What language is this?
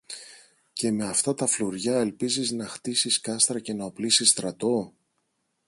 Greek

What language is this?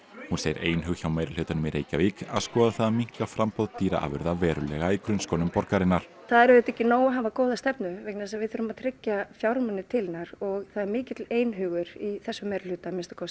Icelandic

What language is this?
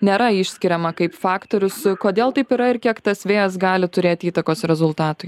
Lithuanian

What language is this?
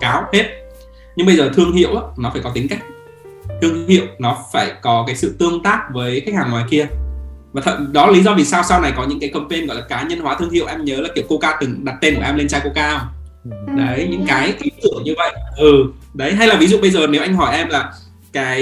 Vietnamese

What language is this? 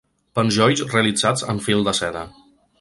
Catalan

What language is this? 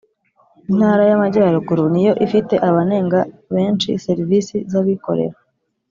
Kinyarwanda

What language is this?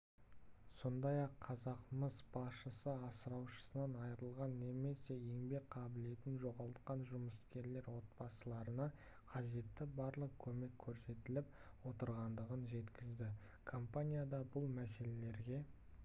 Kazakh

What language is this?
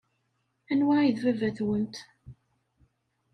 Kabyle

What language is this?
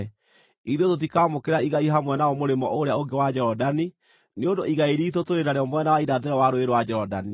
Kikuyu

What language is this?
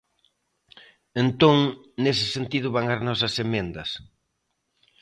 Galician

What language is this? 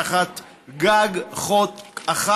Hebrew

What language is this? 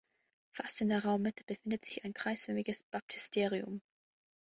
German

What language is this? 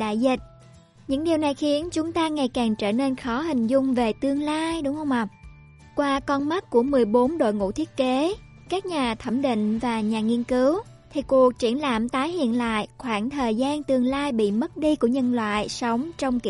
Vietnamese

